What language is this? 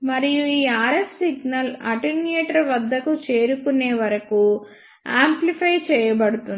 Telugu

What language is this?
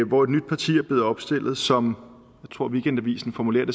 Danish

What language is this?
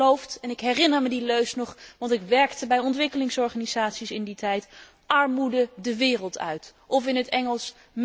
Dutch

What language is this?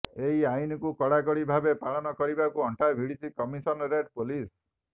Odia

